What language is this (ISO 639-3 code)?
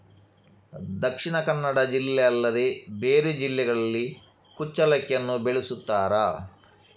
kan